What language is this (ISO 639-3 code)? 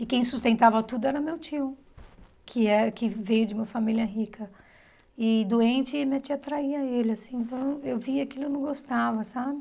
por